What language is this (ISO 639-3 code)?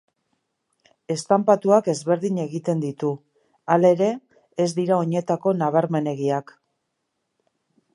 eus